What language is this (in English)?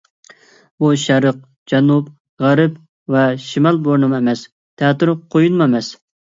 Uyghur